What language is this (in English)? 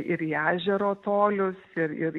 Lithuanian